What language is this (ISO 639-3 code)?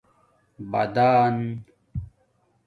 dmk